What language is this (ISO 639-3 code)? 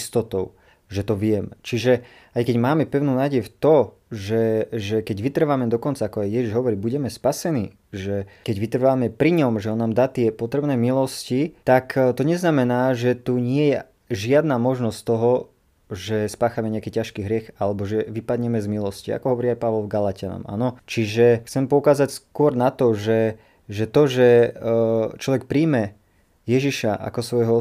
slk